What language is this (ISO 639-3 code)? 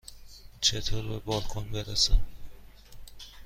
fas